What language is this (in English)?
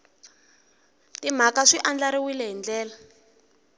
Tsonga